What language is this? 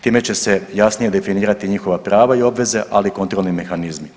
Croatian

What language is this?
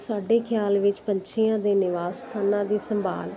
Punjabi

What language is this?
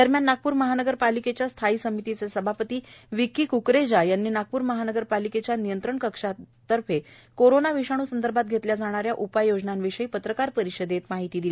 Marathi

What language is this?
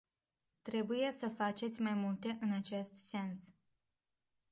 Romanian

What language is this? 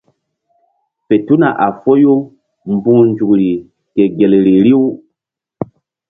Mbum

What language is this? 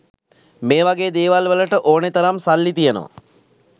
Sinhala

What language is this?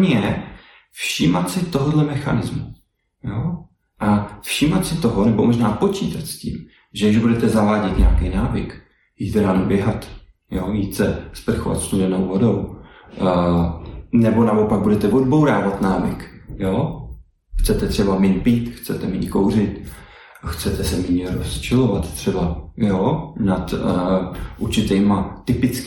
Czech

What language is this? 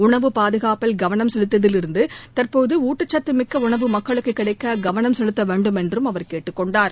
Tamil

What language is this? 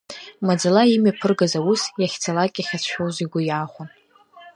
Abkhazian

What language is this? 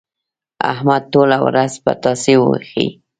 Pashto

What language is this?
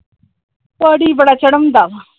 Punjabi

